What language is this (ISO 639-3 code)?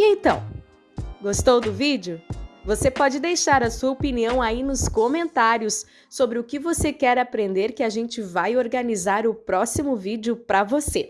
por